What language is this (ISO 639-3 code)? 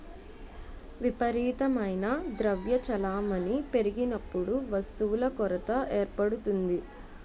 tel